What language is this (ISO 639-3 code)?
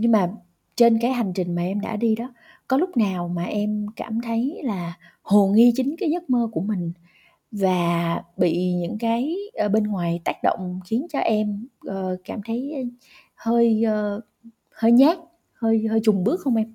vie